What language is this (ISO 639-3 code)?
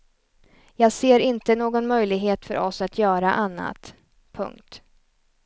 swe